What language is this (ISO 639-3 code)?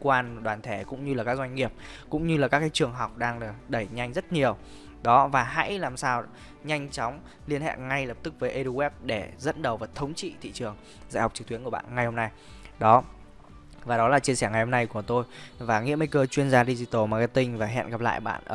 vie